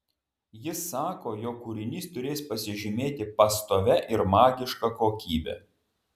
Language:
Lithuanian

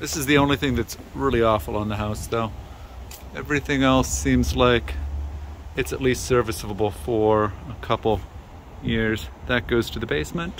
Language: English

